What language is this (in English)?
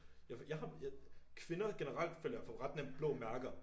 Danish